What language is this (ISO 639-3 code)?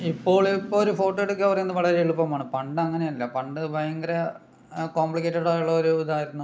mal